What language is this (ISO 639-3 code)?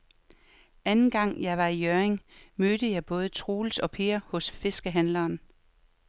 dan